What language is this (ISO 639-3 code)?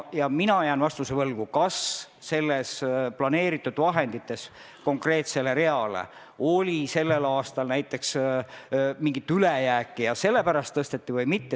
est